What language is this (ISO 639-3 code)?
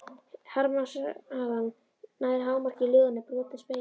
isl